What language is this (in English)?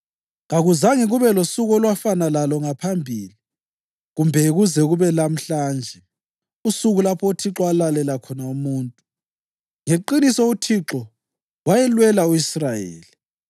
North Ndebele